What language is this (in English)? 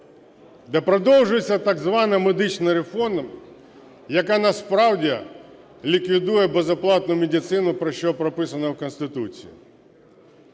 Ukrainian